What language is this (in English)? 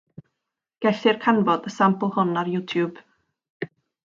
Welsh